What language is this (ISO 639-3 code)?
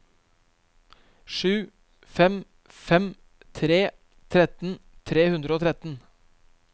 nor